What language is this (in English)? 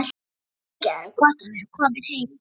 Icelandic